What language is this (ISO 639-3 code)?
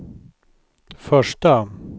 swe